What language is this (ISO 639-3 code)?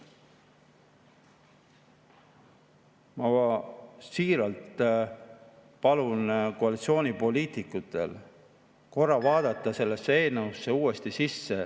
est